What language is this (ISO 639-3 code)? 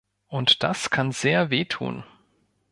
deu